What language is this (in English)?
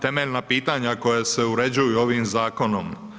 Croatian